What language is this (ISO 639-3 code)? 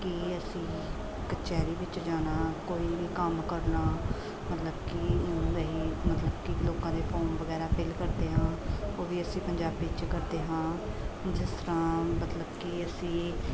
pan